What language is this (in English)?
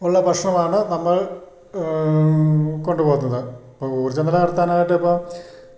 Malayalam